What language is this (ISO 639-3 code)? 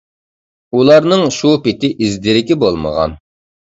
uig